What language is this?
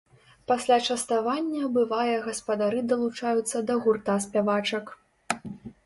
Belarusian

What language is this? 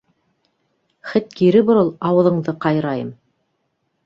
Bashkir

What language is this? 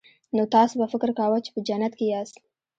Pashto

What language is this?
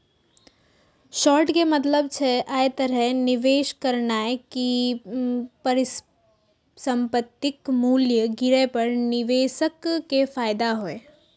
Maithili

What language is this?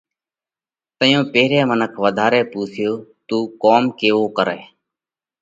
Parkari Koli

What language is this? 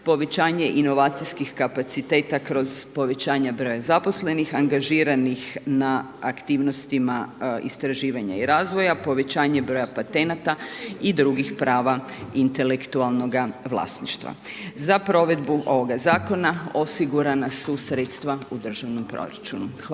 Croatian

